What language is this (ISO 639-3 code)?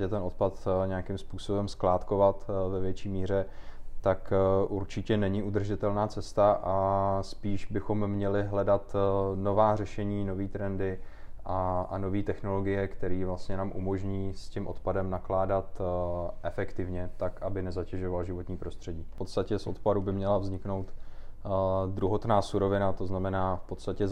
ces